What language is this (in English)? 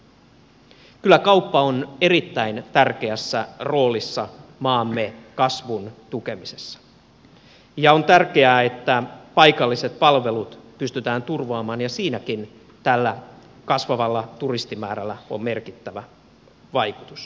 Finnish